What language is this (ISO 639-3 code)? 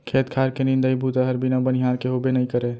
hne